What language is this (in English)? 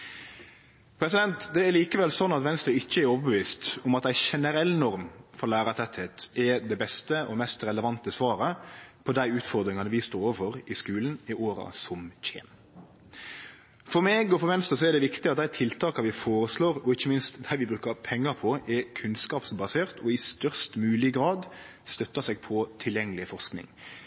Norwegian Nynorsk